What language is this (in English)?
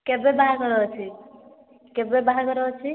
Odia